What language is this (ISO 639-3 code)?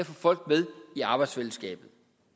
dan